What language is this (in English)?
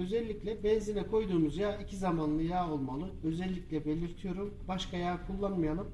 Turkish